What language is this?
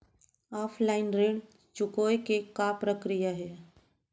Chhattisgarhi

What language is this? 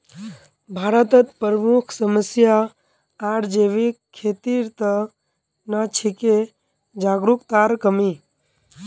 Magahi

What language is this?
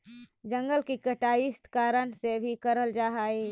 Magahi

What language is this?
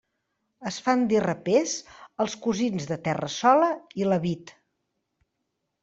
Catalan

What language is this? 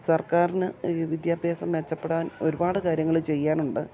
Malayalam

